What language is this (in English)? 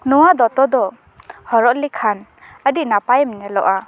Santali